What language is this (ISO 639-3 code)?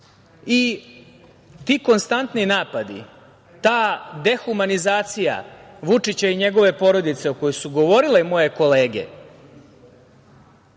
srp